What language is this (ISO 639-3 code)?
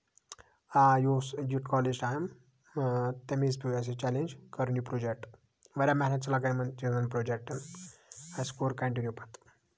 kas